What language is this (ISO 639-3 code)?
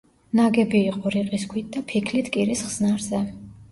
kat